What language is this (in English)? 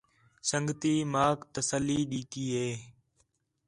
Khetrani